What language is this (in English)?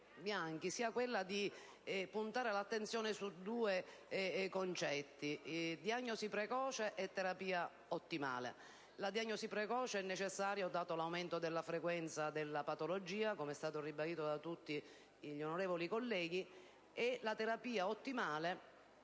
Italian